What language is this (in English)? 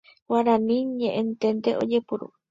Guarani